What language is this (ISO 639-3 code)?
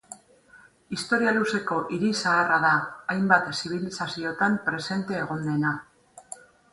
eus